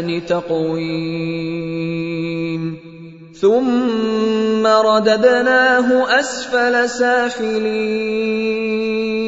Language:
Arabic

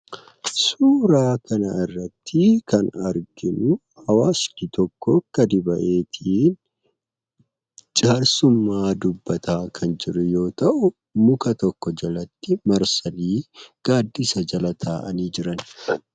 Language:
Oromo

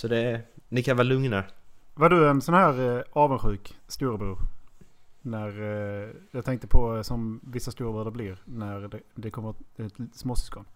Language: Swedish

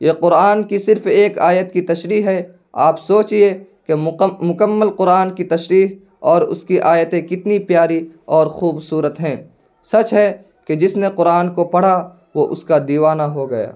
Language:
Urdu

